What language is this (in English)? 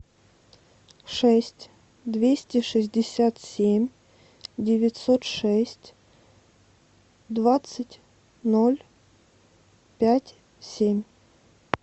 Russian